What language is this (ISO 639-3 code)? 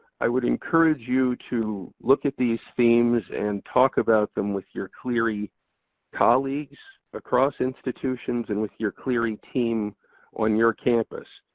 eng